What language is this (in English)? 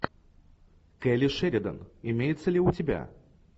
Russian